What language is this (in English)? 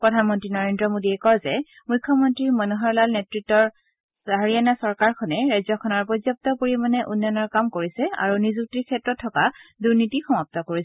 Assamese